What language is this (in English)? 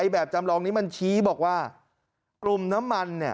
Thai